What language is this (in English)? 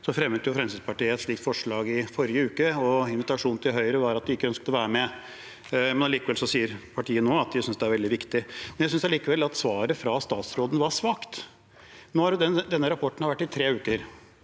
Norwegian